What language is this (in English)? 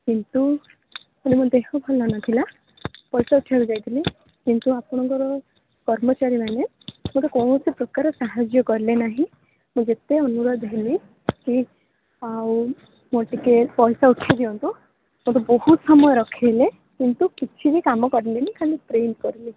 Odia